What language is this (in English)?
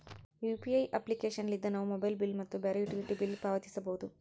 Kannada